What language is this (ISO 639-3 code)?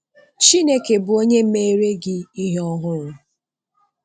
ibo